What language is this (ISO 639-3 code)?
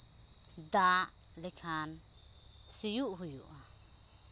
sat